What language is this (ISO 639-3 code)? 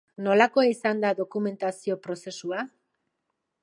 eus